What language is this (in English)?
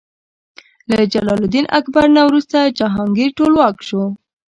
Pashto